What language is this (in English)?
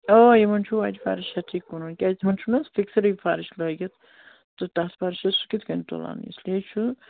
Kashmiri